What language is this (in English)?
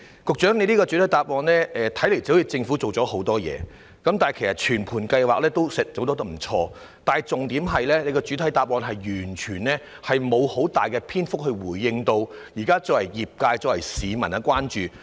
Cantonese